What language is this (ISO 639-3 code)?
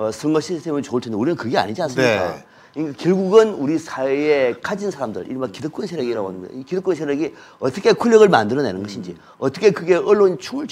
kor